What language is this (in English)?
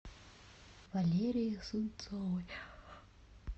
Russian